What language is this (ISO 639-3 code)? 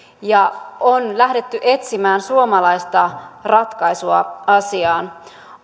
fin